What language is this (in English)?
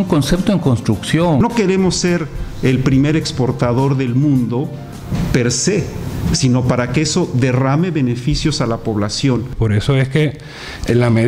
Spanish